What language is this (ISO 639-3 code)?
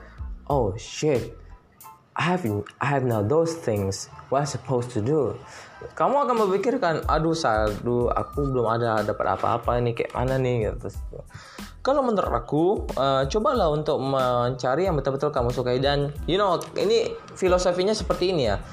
ind